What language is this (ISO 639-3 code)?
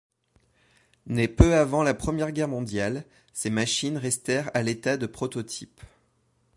fra